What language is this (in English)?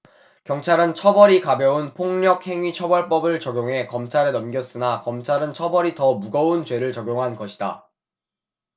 Korean